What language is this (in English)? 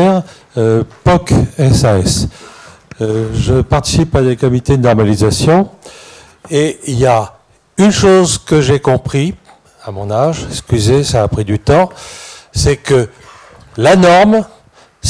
French